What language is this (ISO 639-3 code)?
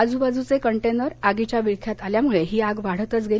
mar